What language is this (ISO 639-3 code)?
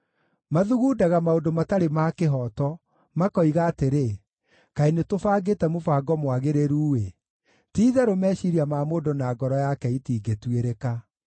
kik